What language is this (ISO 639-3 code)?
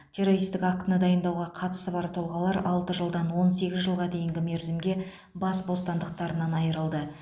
kaz